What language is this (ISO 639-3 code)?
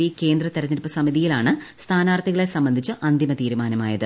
mal